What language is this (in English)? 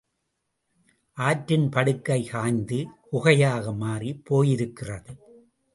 Tamil